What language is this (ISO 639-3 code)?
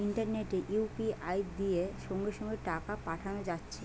ben